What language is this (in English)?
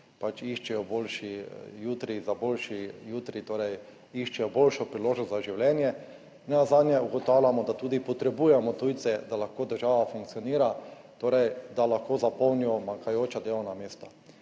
Slovenian